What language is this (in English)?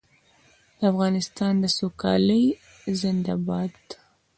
Pashto